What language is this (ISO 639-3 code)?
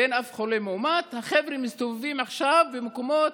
heb